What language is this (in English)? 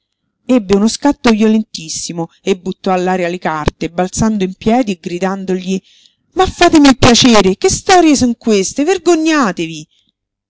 Italian